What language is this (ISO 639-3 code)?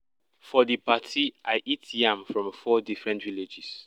pcm